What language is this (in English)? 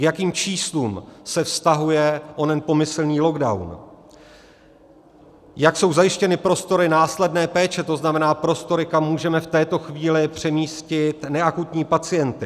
Czech